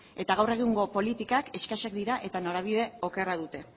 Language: Basque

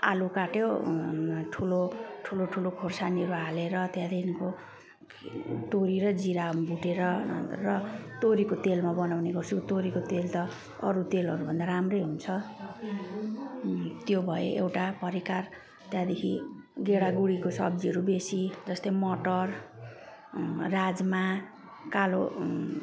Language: Nepali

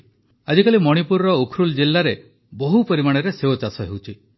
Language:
Odia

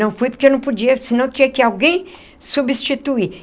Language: Portuguese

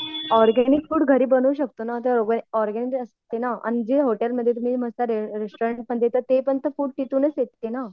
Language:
Marathi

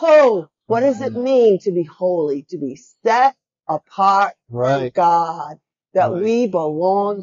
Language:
English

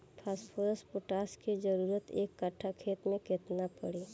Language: Bhojpuri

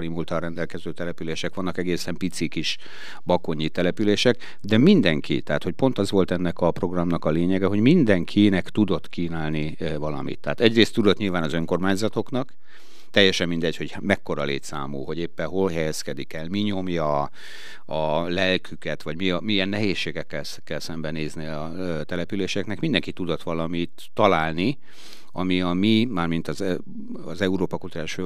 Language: Hungarian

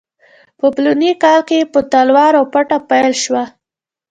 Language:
Pashto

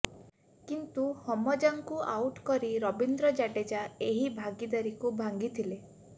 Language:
Odia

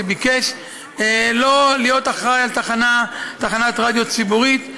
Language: Hebrew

